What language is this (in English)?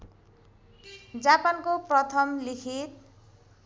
Nepali